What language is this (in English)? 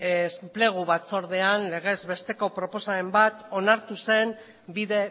Basque